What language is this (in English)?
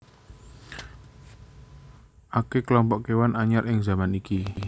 Javanese